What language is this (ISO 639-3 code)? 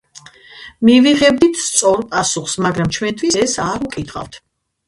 kat